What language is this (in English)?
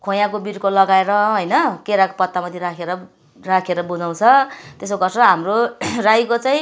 Nepali